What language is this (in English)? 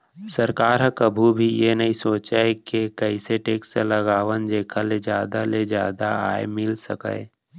Chhattisgarhi